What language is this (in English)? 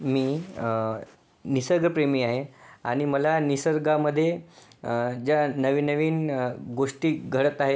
Marathi